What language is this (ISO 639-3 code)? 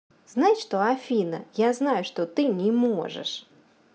rus